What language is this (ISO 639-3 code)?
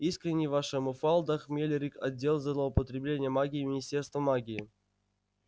rus